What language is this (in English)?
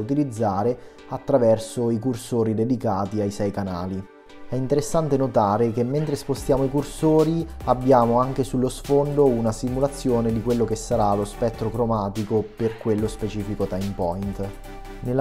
Italian